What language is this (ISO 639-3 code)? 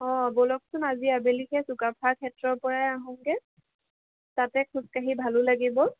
asm